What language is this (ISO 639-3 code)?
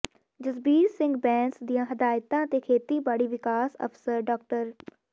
pan